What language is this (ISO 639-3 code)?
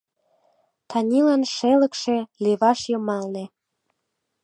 chm